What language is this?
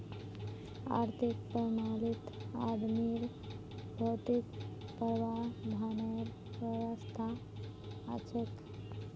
Magahi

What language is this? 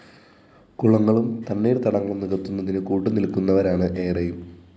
Malayalam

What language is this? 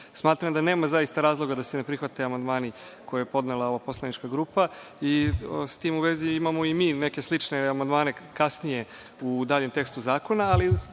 Serbian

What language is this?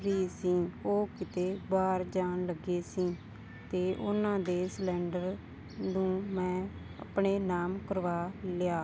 Punjabi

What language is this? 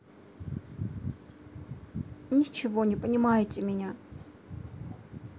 Russian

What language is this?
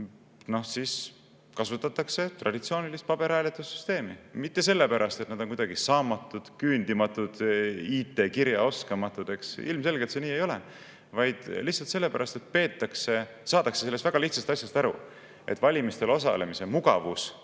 Estonian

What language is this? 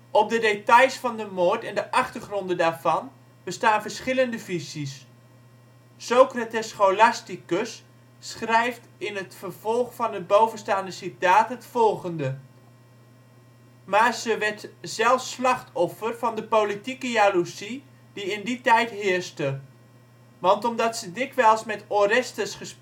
Dutch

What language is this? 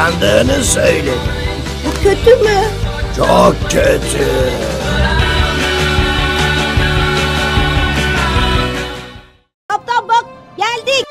Turkish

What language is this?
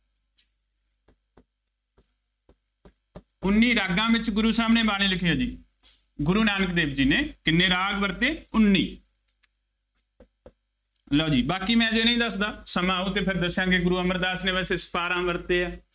Punjabi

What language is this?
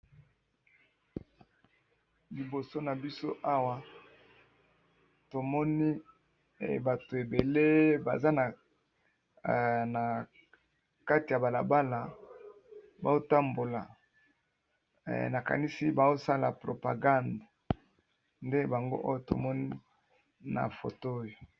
Lingala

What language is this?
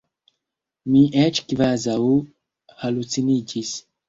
Esperanto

